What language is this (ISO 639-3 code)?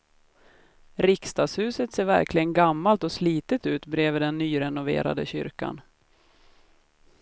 swe